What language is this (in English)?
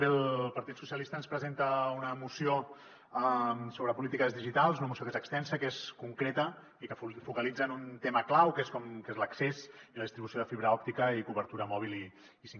Catalan